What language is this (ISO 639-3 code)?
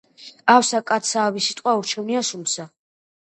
kat